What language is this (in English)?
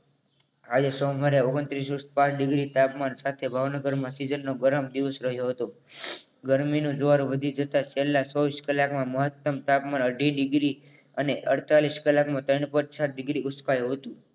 Gujarati